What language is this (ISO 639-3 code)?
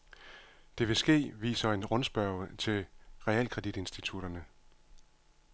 dan